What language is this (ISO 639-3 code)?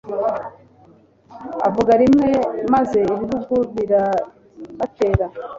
kin